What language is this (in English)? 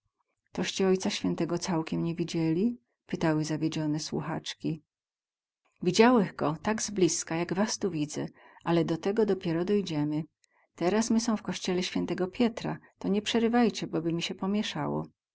Polish